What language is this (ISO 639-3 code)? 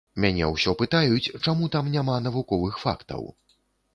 bel